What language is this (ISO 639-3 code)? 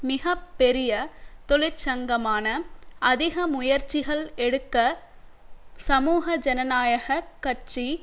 tam